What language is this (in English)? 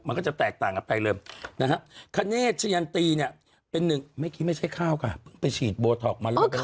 Thai